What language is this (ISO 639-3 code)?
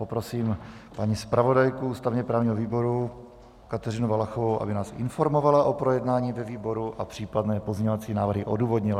ces